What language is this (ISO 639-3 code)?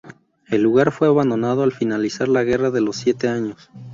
spa